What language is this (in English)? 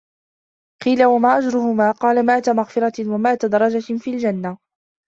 Arabic